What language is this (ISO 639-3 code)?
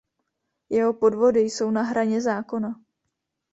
ces